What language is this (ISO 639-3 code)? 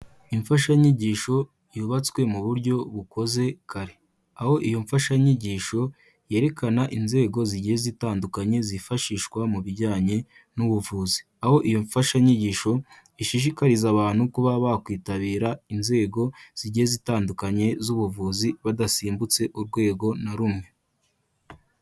kin